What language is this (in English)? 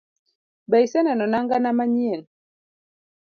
Luo (Kenya and Tanzania)